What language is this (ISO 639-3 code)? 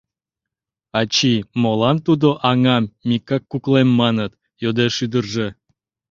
chm